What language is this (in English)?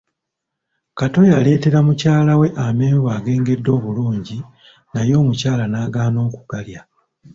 Ganda